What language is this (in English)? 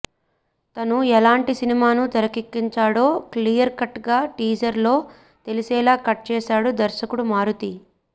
Telugu